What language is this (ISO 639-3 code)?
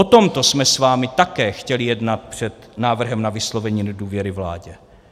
ces